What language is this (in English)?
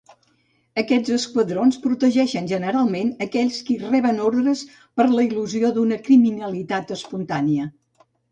Catalan